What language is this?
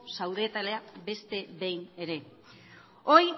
Basque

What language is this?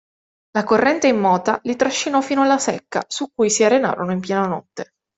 Italian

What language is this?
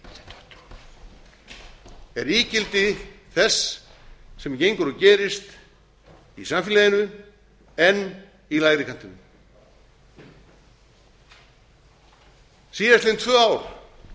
Icelandic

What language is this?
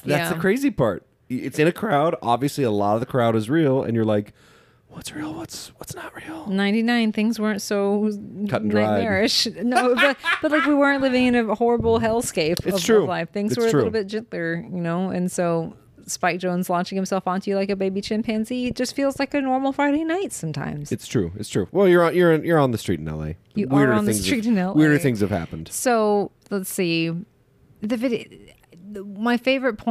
English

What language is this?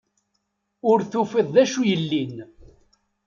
Kabyle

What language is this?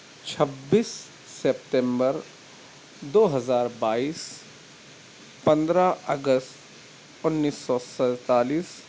Urdu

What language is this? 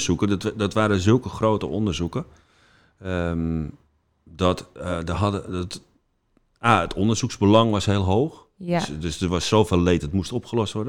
Dutch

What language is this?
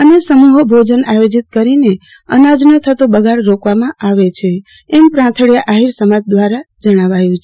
Gujarati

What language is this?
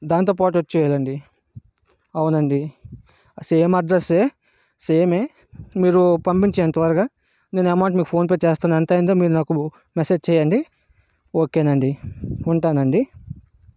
Telugu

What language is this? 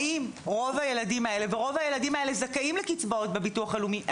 Hebrew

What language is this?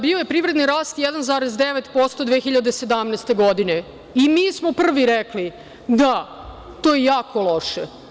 Serbian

